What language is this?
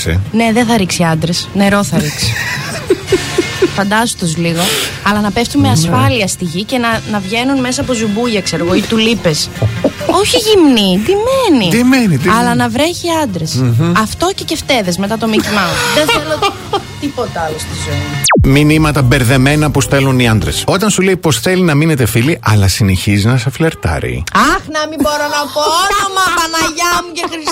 Greek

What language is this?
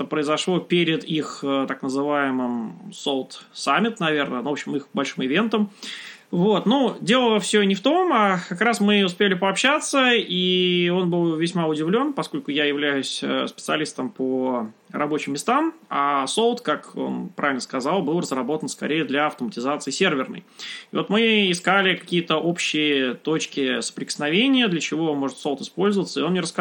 Russian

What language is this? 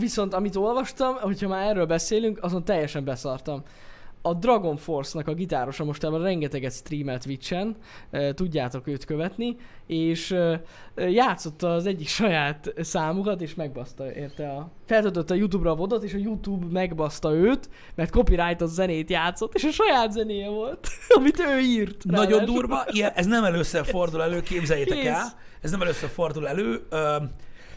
Hungarian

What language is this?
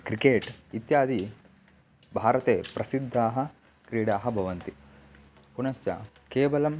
Sanskrit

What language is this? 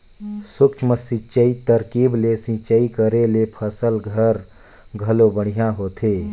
Chhattisgarhi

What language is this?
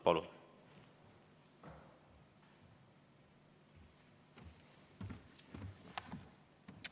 Estonian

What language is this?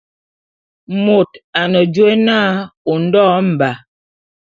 Bulu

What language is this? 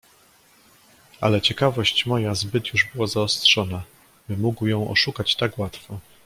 Polish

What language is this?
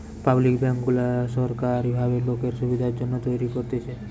Bangla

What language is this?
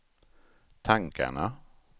Swedish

